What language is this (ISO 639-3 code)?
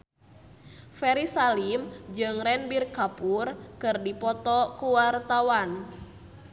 sun